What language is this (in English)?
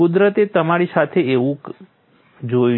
Gujarati